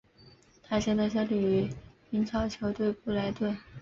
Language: Chinese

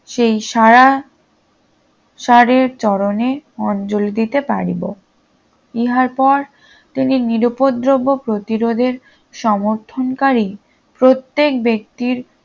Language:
Bangla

